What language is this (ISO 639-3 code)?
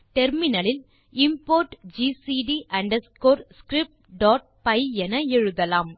tam